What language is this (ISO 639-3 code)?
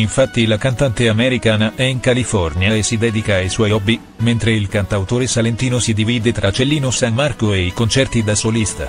ita